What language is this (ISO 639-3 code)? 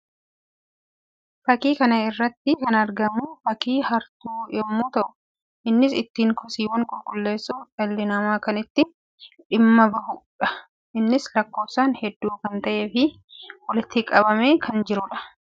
orm